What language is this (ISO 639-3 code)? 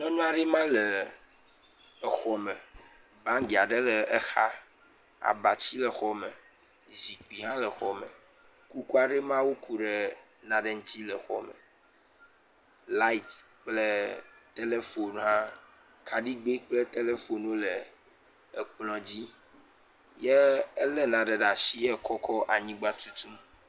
ewe